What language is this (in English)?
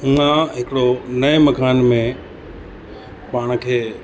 Sindhi